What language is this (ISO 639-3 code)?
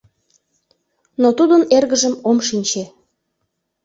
chm